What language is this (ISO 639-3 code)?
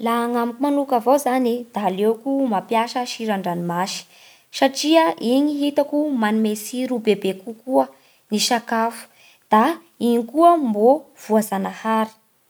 bhr